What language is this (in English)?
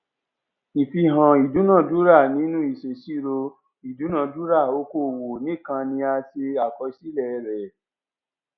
Yoruba